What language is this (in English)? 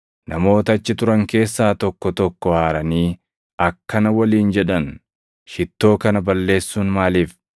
Oromo